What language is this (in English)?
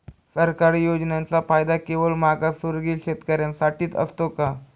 Marathi